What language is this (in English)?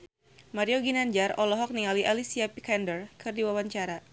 Sundanese